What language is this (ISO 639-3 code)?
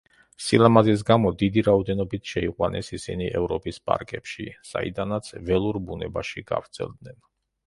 kat